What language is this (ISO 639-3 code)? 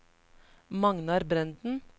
nor